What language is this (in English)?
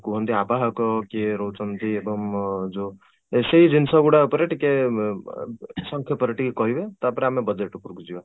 Odia